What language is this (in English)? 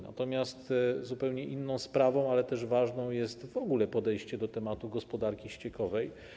Polish